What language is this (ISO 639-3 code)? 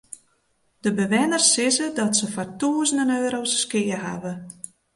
fry